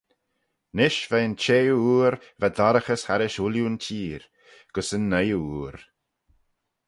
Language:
Manx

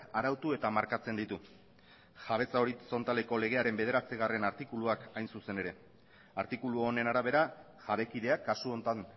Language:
Basque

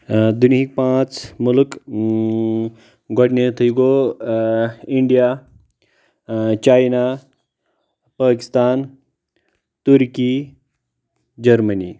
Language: Kashmiri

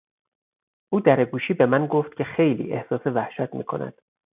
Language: Persian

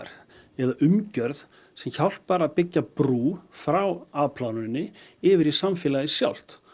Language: Icelandic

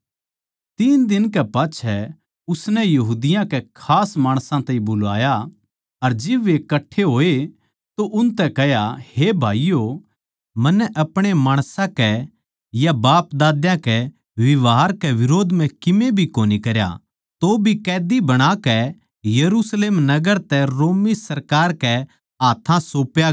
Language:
Haryanvi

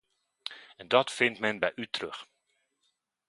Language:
Dutch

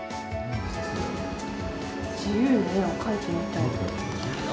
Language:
Japanese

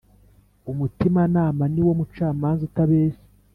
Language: Kinyarwanda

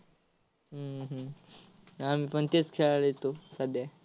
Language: Marathi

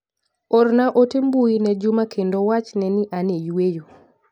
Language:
Luo (Kenya and Tanzania)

